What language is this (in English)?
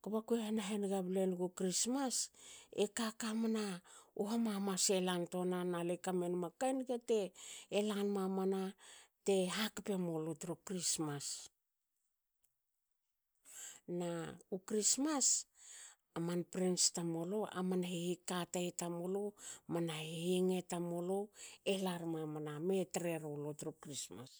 Hakö